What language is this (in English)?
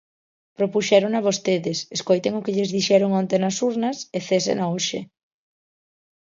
Galician